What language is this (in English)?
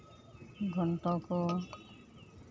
Santali